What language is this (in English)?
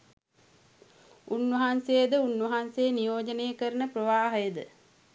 Sinhala